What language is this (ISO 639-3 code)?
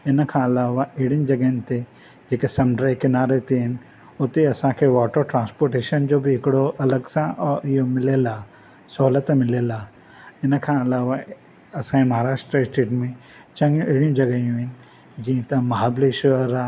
snd